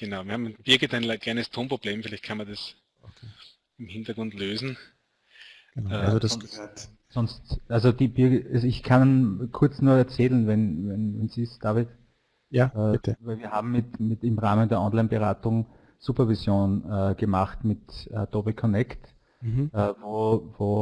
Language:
German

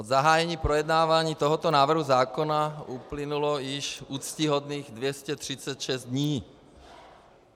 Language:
Czech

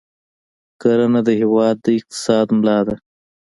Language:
Pashto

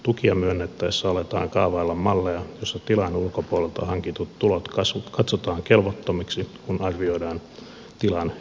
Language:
Finnish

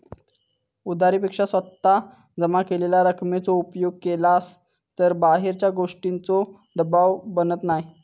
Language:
Marathi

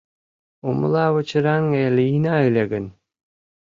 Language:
Mari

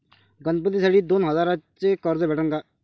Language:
Marathi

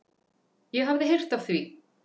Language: Icelandic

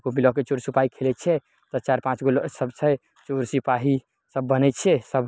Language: Maithili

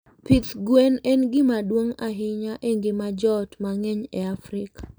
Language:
Luo (Kenya and Tanzania)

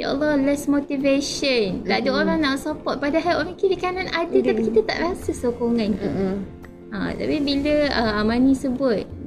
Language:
Malay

